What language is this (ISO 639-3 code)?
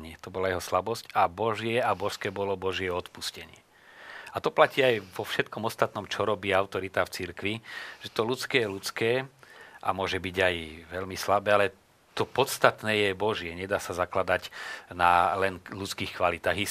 slk